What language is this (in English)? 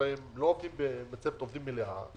Hebrew